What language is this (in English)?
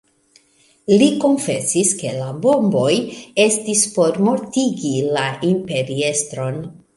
Esperanto